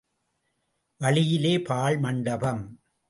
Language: Tamil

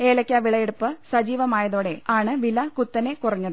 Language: Malayalam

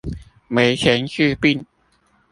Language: Chinese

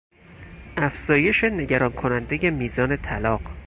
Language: Persian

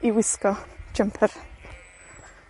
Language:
Welsh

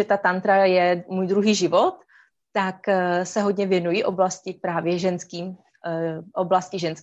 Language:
Czech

